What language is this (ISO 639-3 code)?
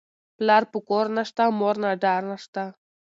pus